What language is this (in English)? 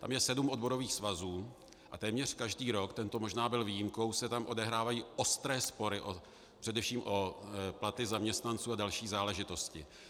Czech